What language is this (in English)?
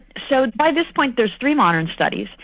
English